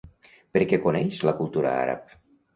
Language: Catalan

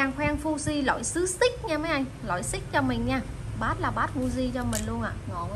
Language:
Vietnamese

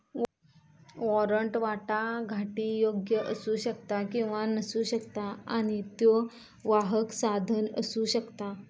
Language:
Marathi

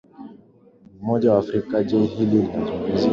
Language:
Swahili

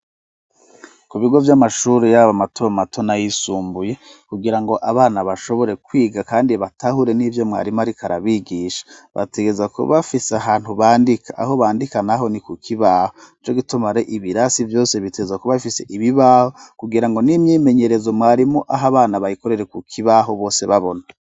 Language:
Rundi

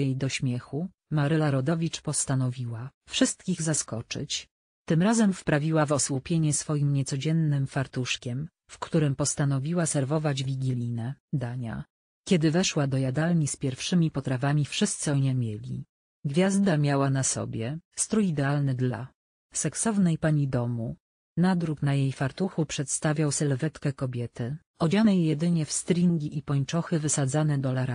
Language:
Polish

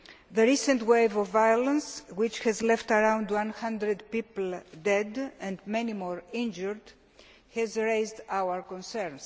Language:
English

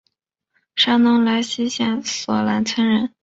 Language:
Chinese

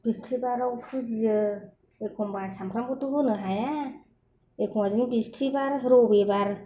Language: Bodo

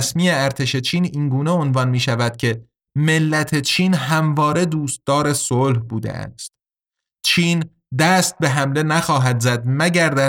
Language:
Persian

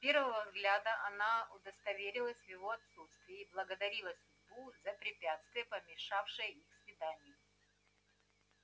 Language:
Russian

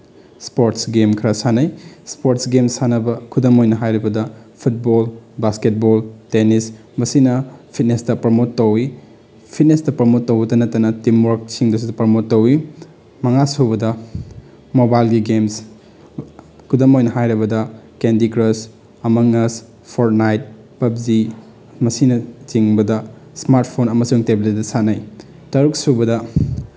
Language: Manipuri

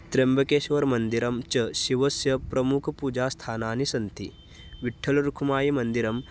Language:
Sanskrit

